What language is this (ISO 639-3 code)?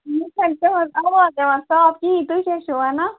kas